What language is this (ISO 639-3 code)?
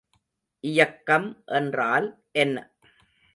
tam